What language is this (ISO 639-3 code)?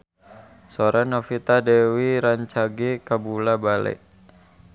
sun